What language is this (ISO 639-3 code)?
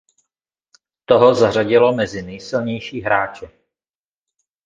ces